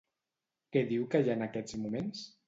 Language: Catalan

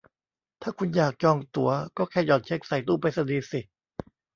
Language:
Thai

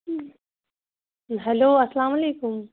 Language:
Kashmiri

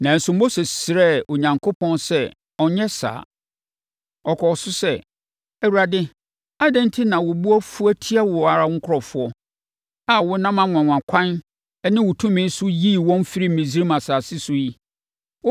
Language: Akan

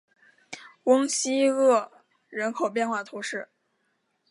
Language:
Chinese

